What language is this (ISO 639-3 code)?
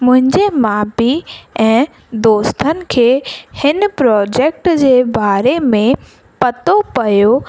snd